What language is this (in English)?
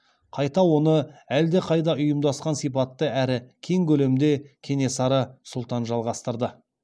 Kazakh